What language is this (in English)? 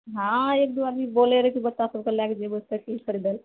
Maithili